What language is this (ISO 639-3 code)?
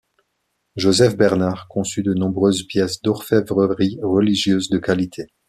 fra